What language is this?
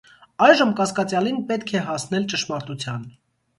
Armenian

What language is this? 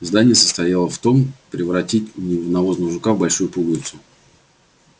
Russian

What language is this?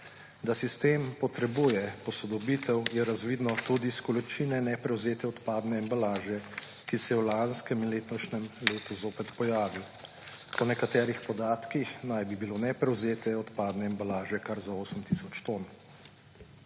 Slovenian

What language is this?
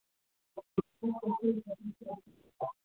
Hindi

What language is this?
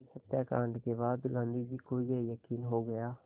Hindi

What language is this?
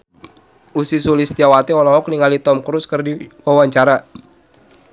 Sundanese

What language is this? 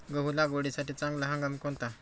Marathi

